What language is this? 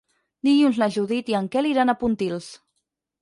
Catalan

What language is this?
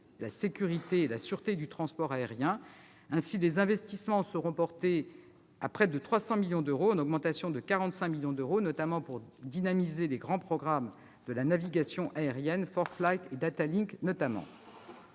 French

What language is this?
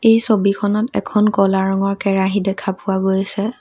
Assamese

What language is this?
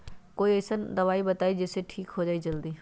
Magahi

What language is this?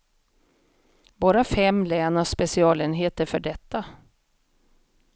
Swedish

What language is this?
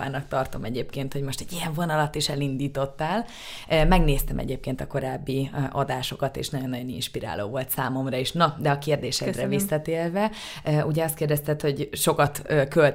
Hungarian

